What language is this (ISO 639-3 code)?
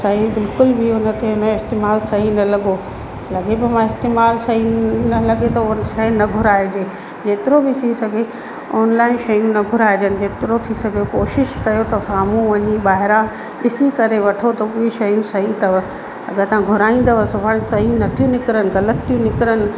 snd